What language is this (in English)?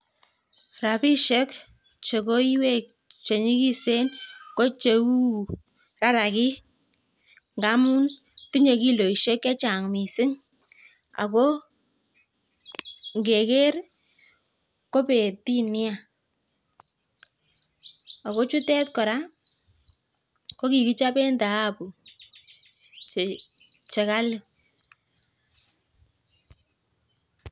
Kalenjin